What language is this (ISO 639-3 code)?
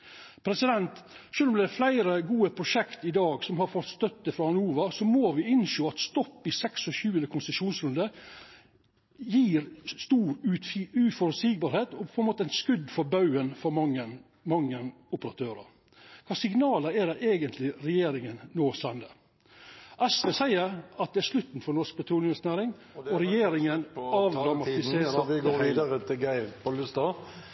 nno